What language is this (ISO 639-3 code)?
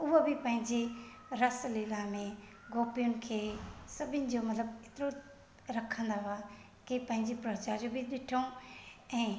snd